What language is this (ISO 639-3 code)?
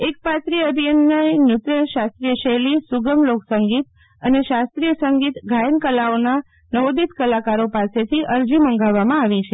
guj